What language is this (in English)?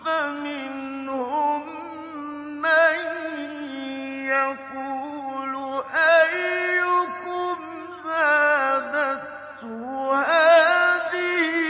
Arabic